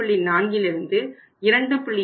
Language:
Tamil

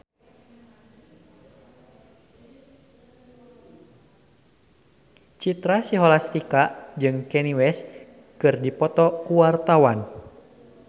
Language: Sundanese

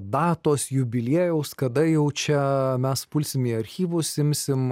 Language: Lithuanian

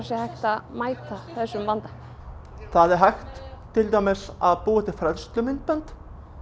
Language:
Icelandic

